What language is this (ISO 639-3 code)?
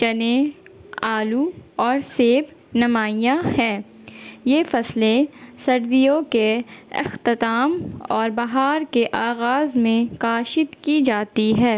urd